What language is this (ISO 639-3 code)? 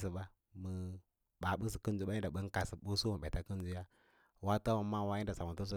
lla